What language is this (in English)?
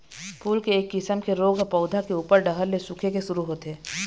Chhattisgarhi